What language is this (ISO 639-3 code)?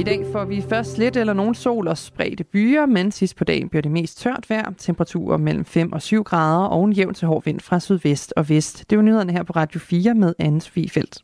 dan